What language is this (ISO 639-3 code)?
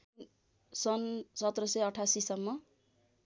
nep